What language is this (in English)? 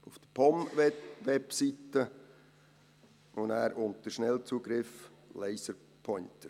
Swiss German